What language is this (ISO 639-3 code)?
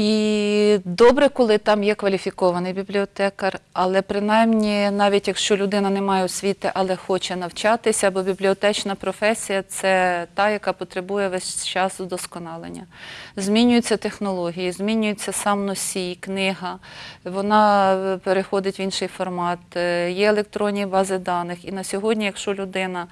ukr